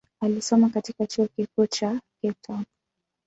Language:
Swahili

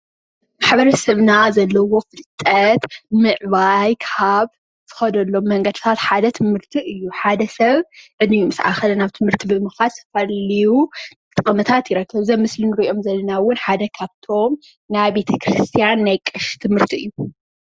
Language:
Tigrinya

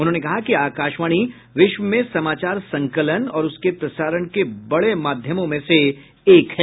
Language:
Hindi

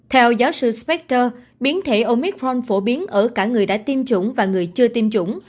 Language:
Vietnamese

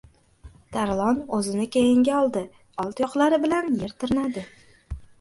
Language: Uzbek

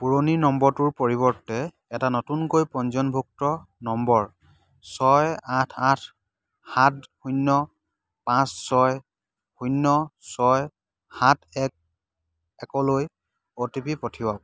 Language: Assamese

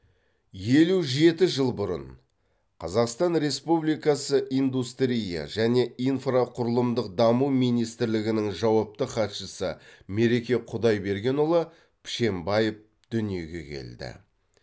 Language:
Kazakh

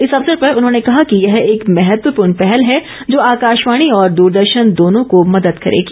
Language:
Hindi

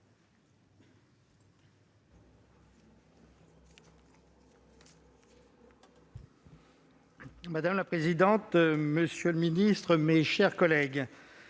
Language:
French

